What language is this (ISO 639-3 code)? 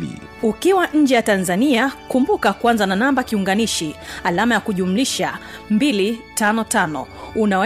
swa